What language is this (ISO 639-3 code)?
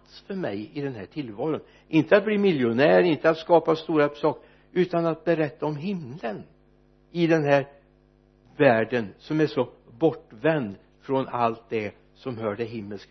swe